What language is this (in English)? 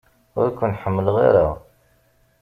Kabyle